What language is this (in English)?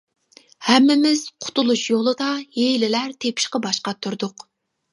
Uyghur